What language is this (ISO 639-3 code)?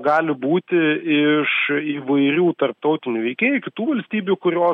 lit